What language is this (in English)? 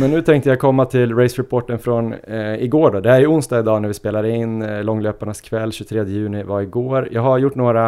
Swedish